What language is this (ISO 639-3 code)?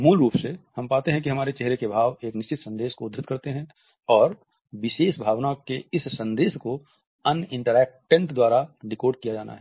hin